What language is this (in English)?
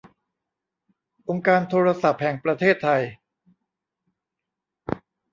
Thai